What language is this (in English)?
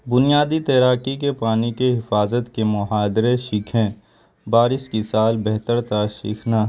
Urdu